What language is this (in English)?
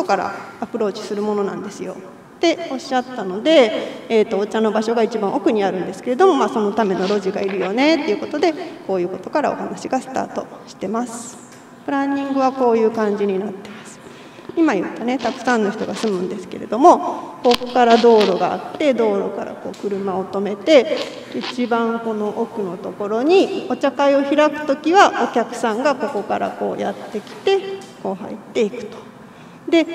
Japanese